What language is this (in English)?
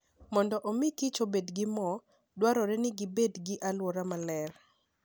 Luo (Kenya and Tanzania)